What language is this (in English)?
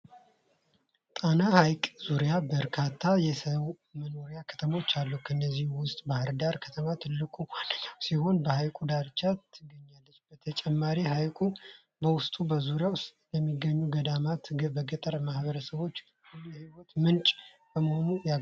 Amharic